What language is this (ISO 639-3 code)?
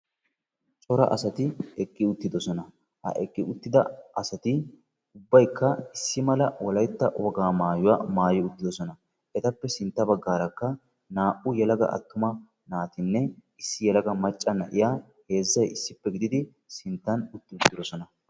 wal